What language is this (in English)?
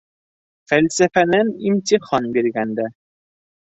Bashkir